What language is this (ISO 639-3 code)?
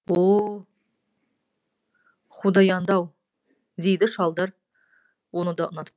kaz